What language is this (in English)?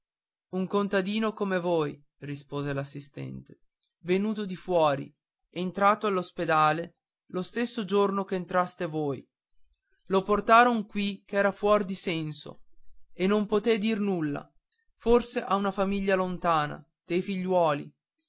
Italian